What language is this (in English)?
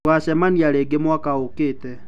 Kikuyu